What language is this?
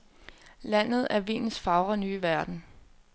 Danish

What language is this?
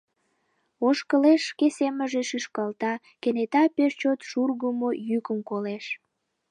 Mari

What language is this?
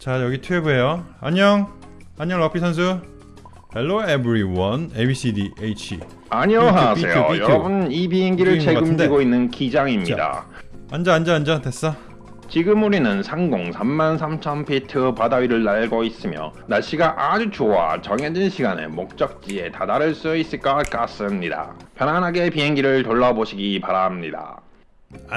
Korean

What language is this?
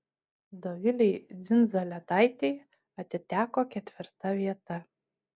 Lithuanian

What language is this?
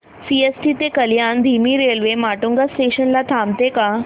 Marathi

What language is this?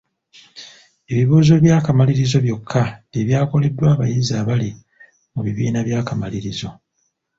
Ganda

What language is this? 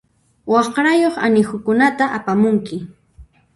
Puno Quechua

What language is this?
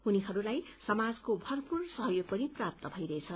Nepali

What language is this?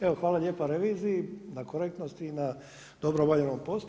Croatian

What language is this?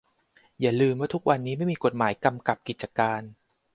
Thai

